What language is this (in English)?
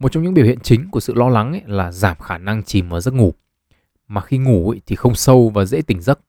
Vietnamese